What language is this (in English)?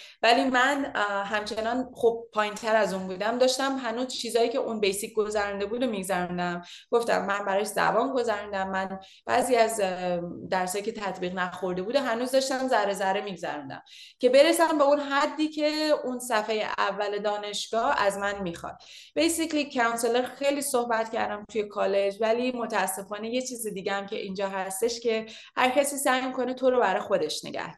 Persian